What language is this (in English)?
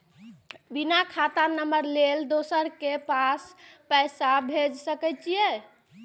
Maithili